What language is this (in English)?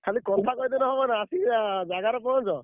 Odia